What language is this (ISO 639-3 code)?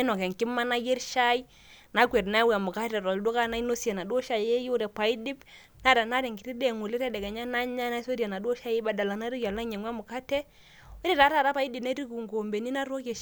mas